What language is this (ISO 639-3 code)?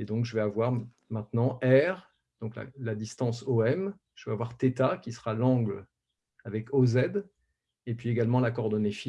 fra